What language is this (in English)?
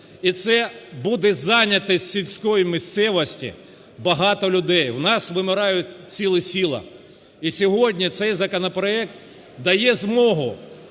Ukrainian